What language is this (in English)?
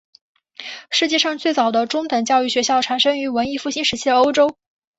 Chinese